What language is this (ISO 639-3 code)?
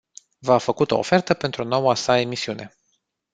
ron